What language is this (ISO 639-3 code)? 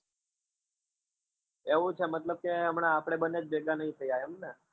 guj